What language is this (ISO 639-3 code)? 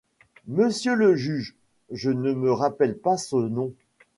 fra